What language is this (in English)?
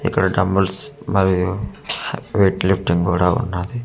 Telugu